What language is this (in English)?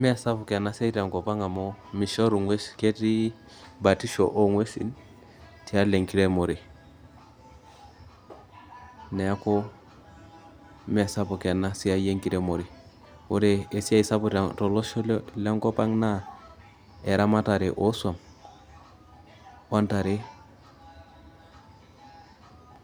Masai